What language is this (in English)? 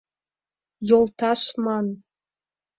Mari